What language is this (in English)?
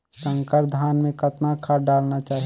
Chhattisgarhi